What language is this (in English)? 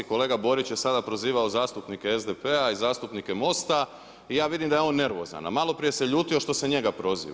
Croatian